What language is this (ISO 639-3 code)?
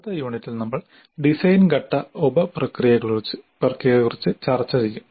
mal